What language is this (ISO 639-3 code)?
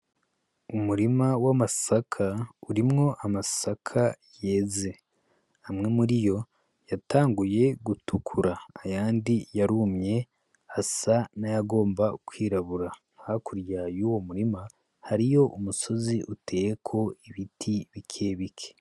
run